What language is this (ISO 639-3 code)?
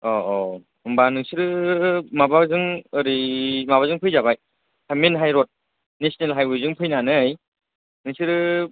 brx